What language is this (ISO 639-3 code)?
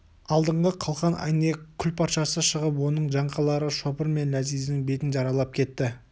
kaz